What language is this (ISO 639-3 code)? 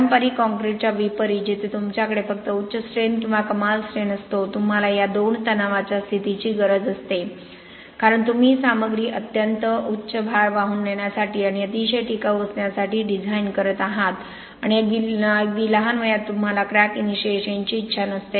mar